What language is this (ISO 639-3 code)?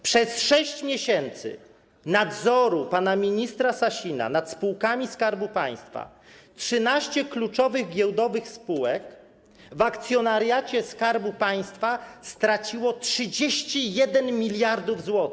pol